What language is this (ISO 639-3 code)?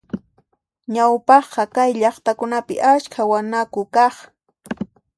qxp